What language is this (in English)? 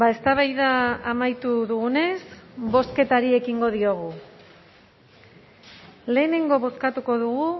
Basque